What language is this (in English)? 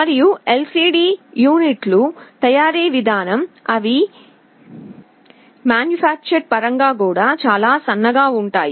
Telugu